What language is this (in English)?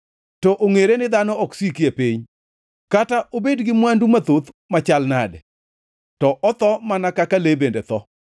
Luo (Kenya and Tanzania)